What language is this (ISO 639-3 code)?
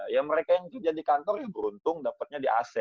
ind